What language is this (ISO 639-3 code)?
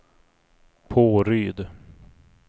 swe